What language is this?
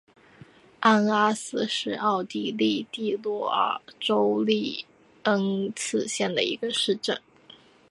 Chinese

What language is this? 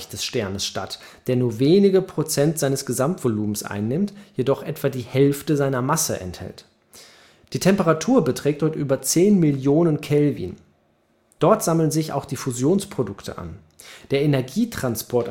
German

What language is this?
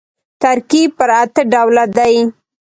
Pashto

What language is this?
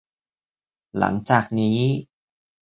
Thai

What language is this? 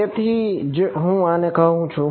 Gujarati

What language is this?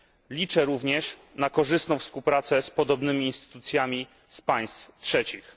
Polish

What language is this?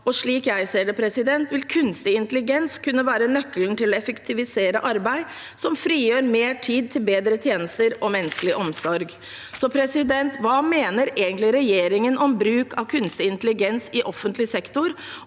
Norwegian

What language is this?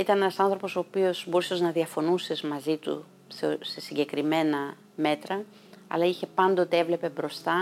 Greek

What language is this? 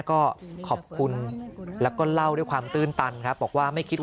Thai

